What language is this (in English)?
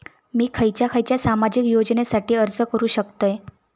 Marathi